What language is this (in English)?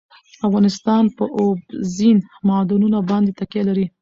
Pashto